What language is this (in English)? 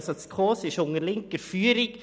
Swiss German